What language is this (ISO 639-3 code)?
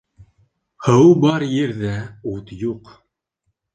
bak